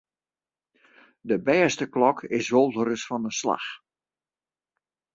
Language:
Western Frisian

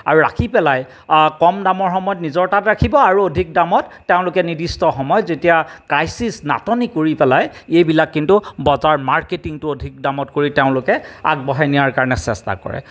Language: Assamese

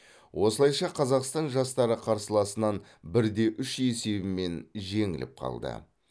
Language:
Kazakh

